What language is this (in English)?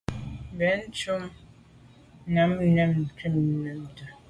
Medumba